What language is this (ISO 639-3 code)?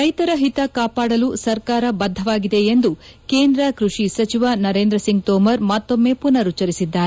kan